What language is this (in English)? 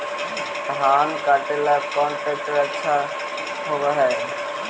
Magahi